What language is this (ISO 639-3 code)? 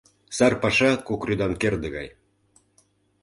chm